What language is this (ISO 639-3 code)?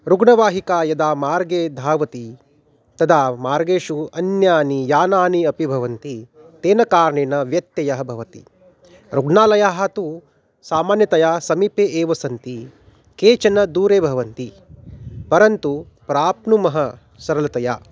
san